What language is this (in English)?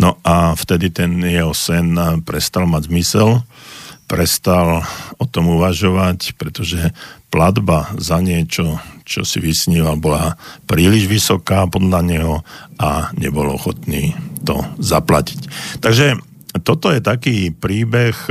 Slovak